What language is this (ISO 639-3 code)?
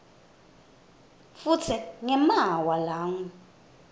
ssw